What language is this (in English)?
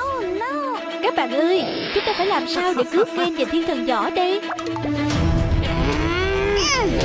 Vietnamese